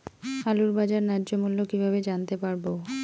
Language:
Bangla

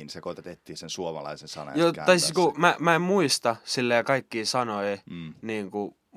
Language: Finnish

